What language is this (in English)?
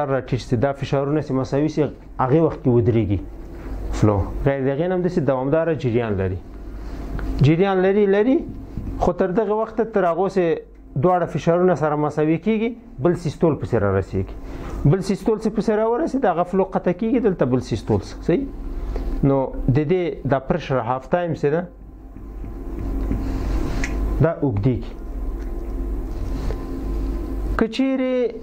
Romanian